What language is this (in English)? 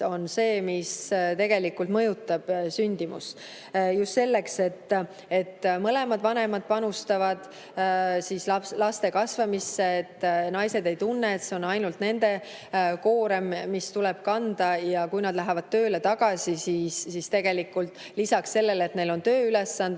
Estonian